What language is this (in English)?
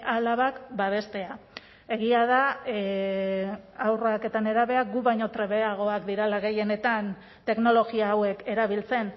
Basque